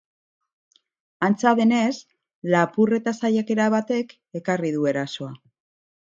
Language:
Basque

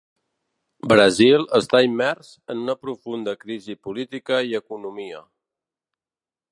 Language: Catalan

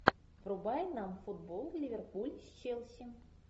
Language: Russian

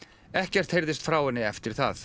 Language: Icelandic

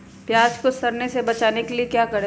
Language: Magahi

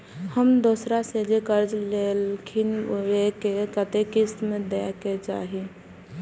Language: Maithili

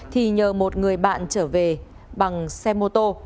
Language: Vietnamese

